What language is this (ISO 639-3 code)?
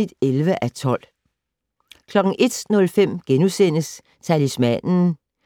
dan